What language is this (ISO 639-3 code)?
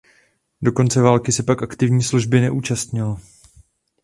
ces